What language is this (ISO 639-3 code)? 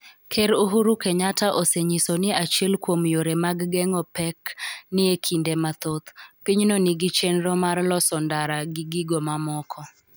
luo